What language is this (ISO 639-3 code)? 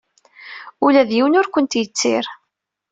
kab